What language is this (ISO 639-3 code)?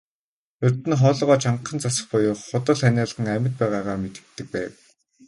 mon